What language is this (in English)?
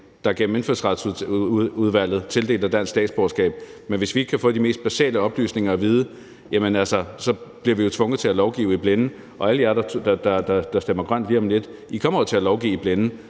Danish